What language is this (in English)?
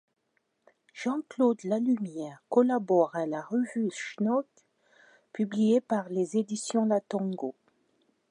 French